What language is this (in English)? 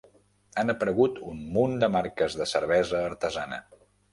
Catalan